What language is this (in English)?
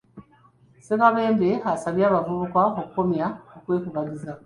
Ganda